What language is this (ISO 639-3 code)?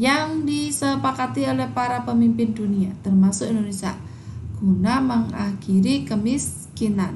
ind